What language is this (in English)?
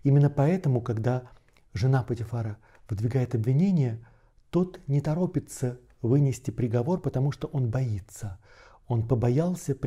Russian